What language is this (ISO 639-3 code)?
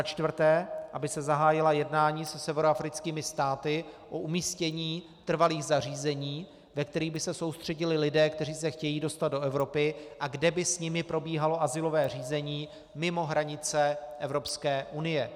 ces